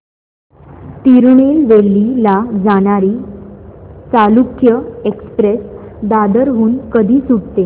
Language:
Marathi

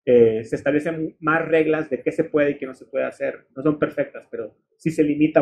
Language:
Spanish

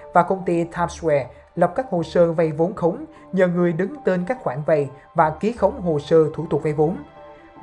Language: Vietnamese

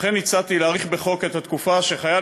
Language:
Hebrew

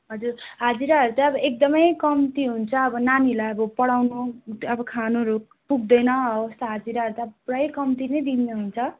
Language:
Nepali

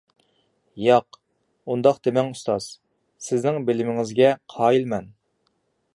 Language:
Uyghur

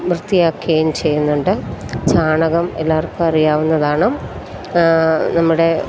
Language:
Malayalam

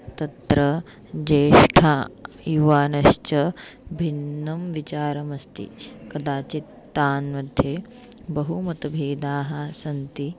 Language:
Sanskrit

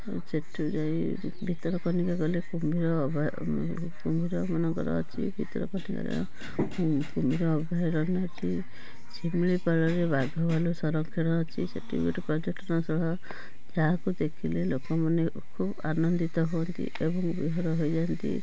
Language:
Odia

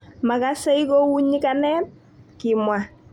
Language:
Kalenjin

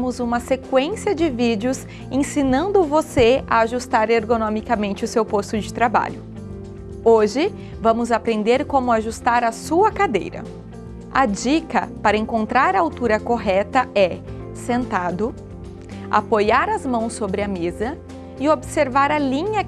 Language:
Portuguese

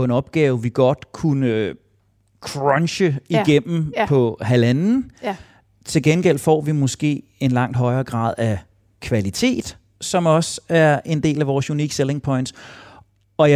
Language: Danish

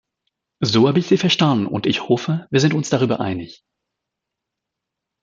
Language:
German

